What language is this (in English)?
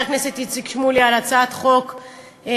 Hebrew